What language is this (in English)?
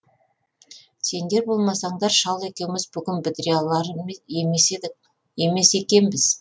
Kazakh